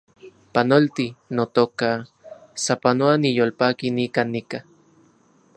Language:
Central Puebla Nahuatl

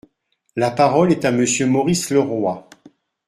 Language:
French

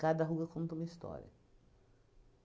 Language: Portuguese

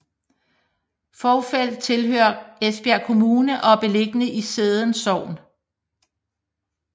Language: Danish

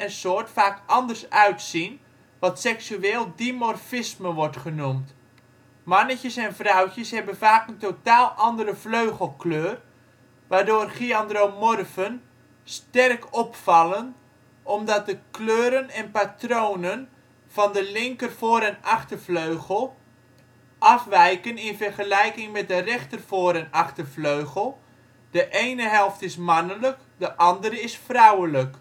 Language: Dutch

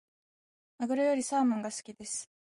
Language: Japanese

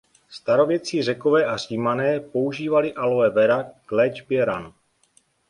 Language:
Czech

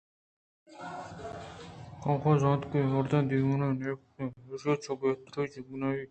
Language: Eastern Balochi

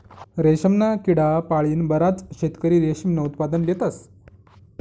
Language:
Marathi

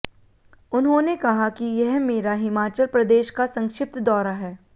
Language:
Hindi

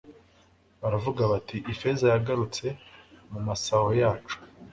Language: Kinyarwanda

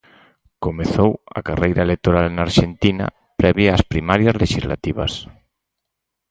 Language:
Galician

